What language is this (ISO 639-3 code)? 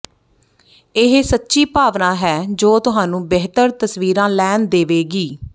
pan